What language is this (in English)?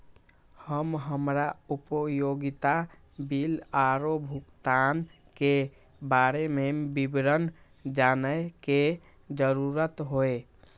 Maithili